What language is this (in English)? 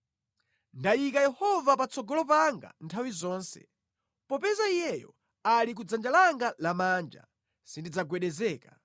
Nyanja